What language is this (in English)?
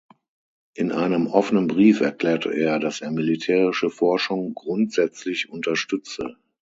German